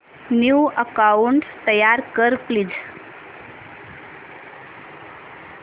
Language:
Marathi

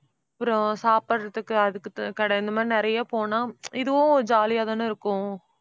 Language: Tamil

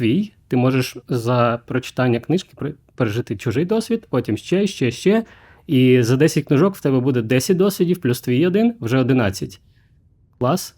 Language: Ukrainian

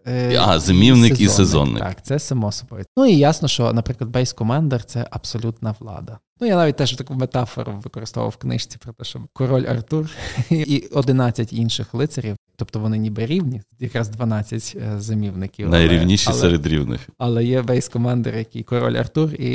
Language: Ukrainian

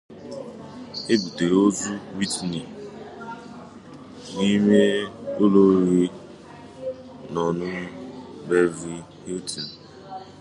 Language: Igbo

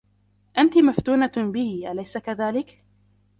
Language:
Arabic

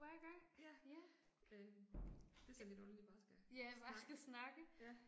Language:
Danish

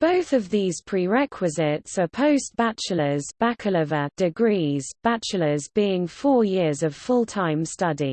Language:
English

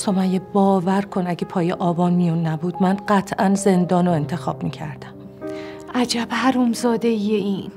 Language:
Persian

